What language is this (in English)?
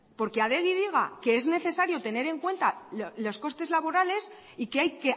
Spanish